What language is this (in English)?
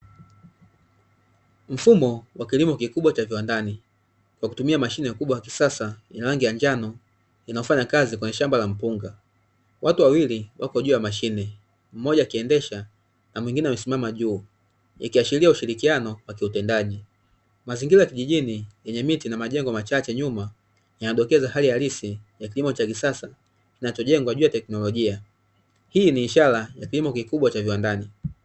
Swahili